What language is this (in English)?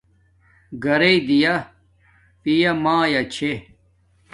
Domaaki